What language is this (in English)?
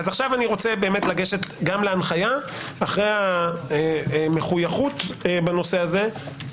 Hebrew